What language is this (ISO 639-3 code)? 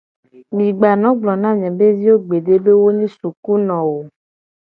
gej